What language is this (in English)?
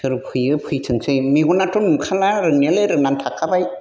Bodo